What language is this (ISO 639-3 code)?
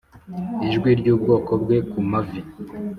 kin